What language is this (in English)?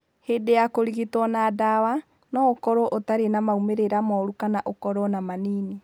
Kikuyu